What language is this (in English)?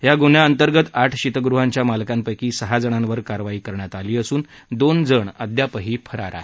Marathi